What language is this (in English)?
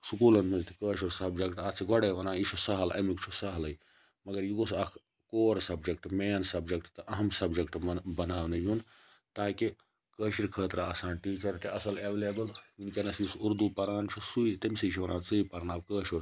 Kashmiri